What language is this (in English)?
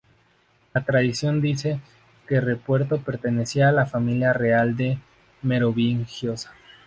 Spanish